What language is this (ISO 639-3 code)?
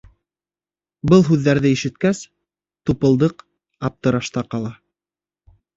bak